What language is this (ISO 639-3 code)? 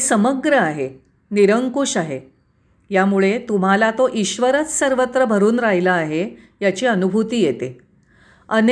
mar